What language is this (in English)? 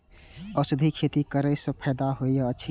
Maithili